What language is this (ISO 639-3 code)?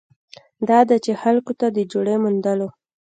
pus